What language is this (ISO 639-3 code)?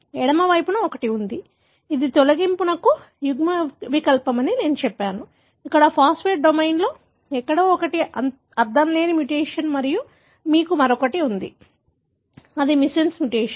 tel